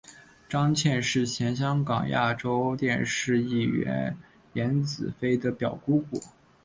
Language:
Chinese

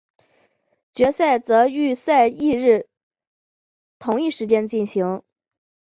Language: Chinese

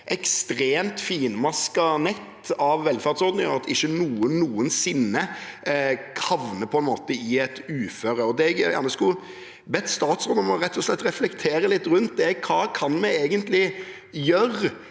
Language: Norwegian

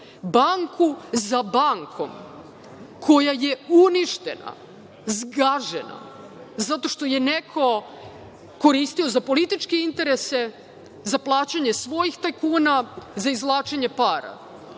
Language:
Serbian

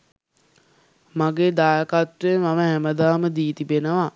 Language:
Sinhala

